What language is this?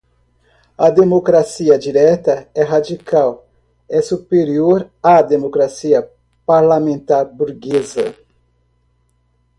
Portuguese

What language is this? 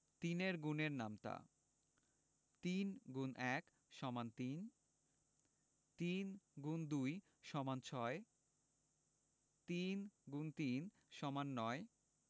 Bangla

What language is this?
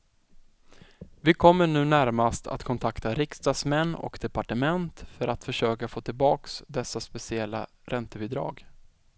Swedish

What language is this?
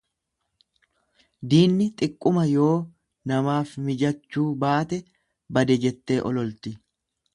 Oromo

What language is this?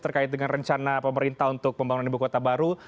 Indonesian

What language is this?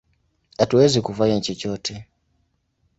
Swahili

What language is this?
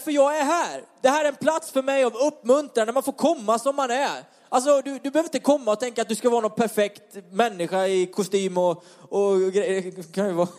Swedish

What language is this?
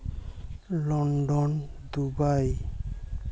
Santali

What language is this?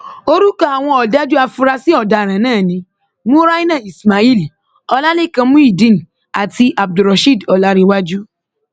Yoruba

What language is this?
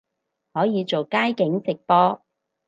Cantonese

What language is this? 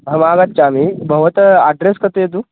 Sanskrit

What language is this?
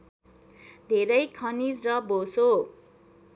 Nepali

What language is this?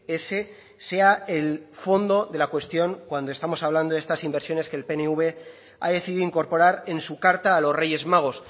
Spanish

